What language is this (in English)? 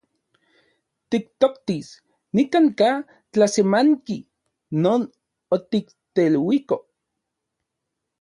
Central Puebla Nahuatl